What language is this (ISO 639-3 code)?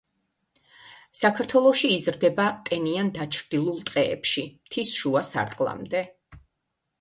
kat